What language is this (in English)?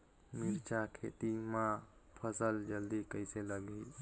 Chhattisgarhi